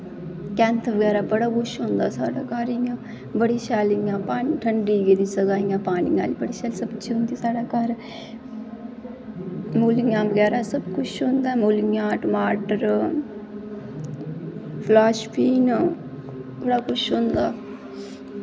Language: Dogri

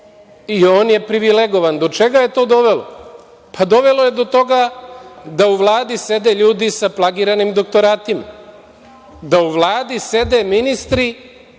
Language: Serbian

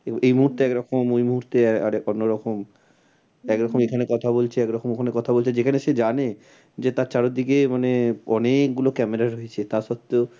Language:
Bangla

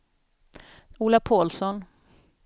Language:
Swedish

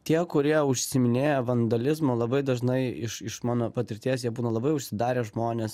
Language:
Lithuanian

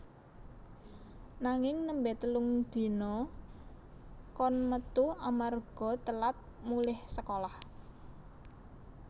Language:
Javanese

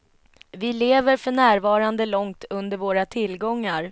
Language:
Swedish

